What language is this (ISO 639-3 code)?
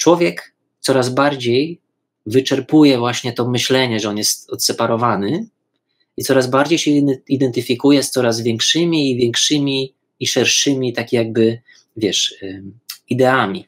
pol